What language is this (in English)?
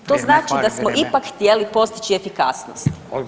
Croatian